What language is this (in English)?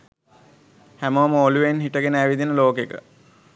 Sinhala